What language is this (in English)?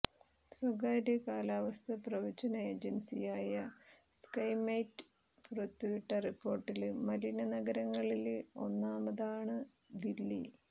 Malayalam